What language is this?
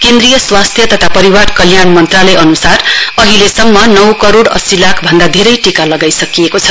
Nepali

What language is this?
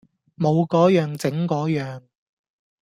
Cantonese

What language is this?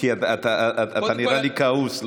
Hebrew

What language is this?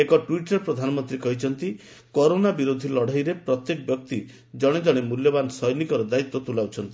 Odia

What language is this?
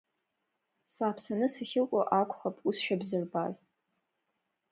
Abkhazian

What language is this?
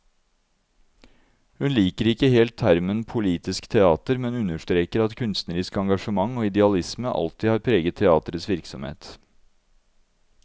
Norwegian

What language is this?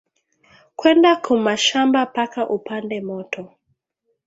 Swahili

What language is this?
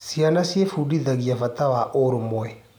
Kikuyu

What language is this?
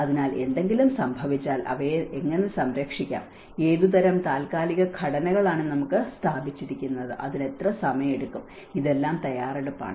Malayalam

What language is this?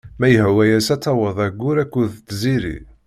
Kabyle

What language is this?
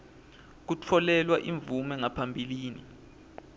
Swati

